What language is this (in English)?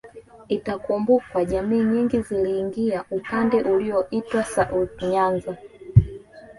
Swahili